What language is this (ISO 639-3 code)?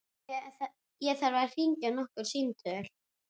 isl